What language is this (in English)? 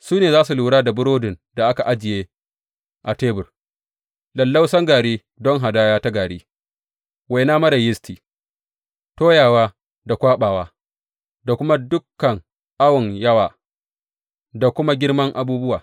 Hausa